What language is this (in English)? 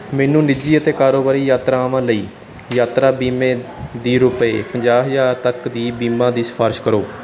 Punjabi